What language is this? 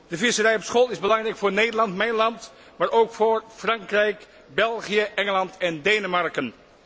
Dutch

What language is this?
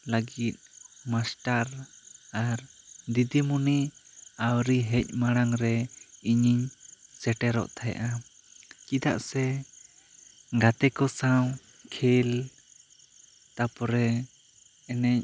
Santali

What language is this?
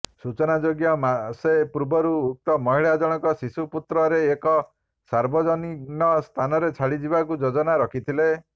Odia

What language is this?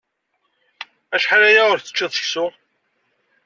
Kabyle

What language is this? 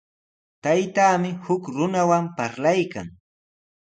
Sihuas Ancash Quechua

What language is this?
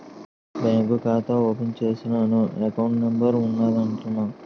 Telugu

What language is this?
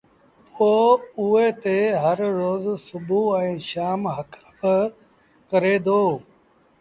Sindhi Bhil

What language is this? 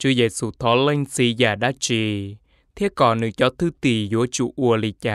Vietnamese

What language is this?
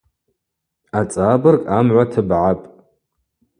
Abaza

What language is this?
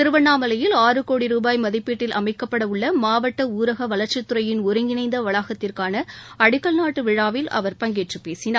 Tamil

